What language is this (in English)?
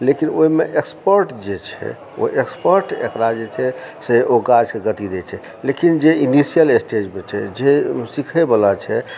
Maithili